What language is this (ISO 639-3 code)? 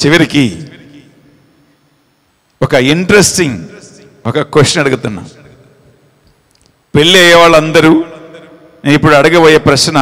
hin